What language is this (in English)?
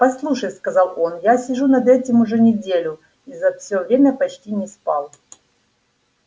Russian